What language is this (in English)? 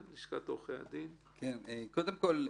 Hebrew